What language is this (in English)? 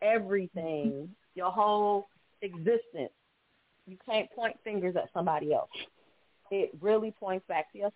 English